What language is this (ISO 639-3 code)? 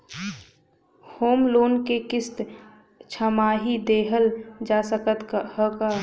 bho